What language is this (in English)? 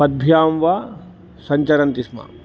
Sanskrit